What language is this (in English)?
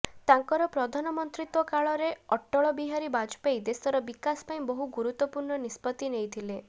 Odia